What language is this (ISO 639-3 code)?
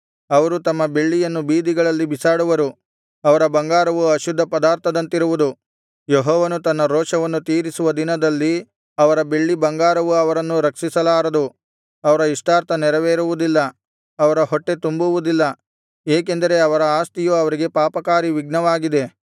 kan